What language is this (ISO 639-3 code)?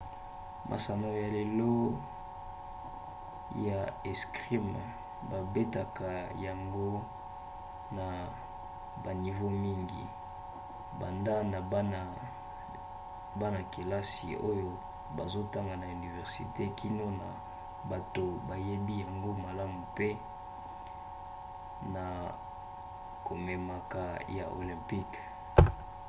lin